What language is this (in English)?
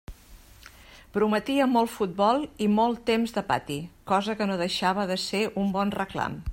Catalan